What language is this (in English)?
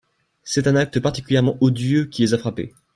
French